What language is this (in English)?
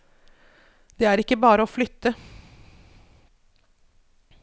Norwegian